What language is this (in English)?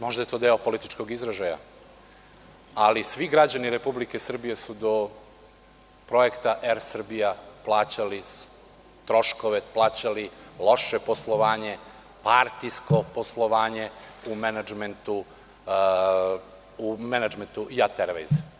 Serbian